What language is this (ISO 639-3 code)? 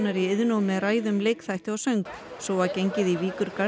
isl